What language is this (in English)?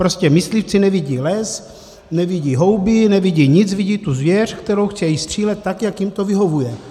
Czech